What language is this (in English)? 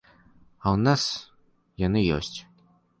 Belarusian